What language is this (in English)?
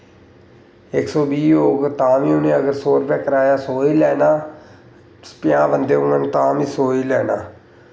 Dogri